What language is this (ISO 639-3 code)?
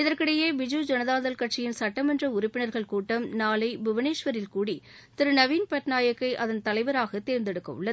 tam